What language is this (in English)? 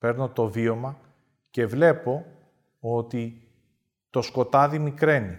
Greek